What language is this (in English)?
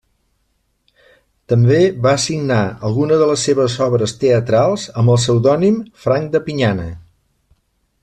Catalan